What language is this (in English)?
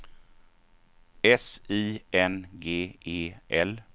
Swedish